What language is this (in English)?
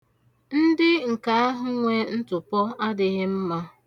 Igbo